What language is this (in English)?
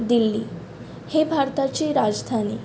Konkani